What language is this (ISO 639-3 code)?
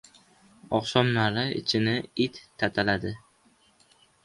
uzb